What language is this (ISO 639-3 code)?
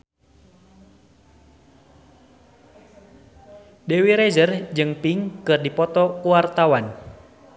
sun